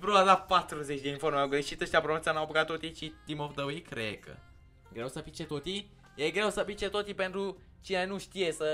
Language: Romanian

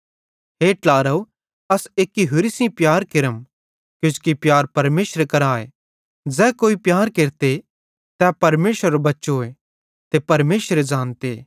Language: Bhadrawahi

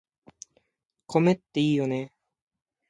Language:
Japanese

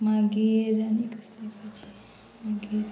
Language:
Konkani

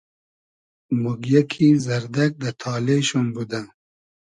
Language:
Hazaragi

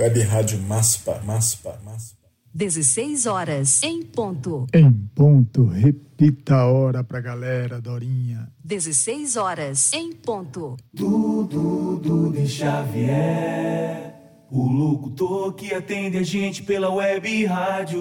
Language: Portuguese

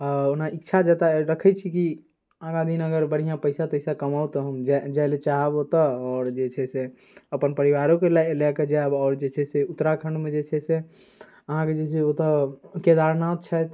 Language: Maithili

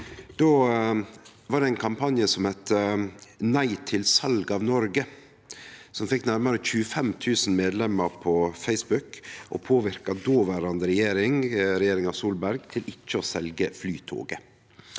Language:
Norwegian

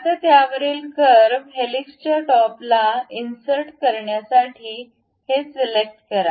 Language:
Marathi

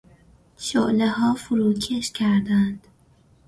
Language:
Persian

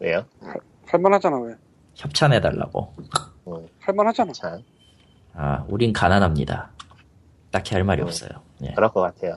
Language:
Korean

